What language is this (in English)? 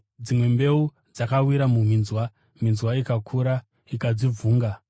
Shona